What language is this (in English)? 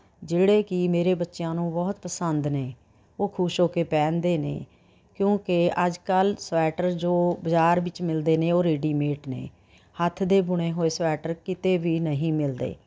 Punjabi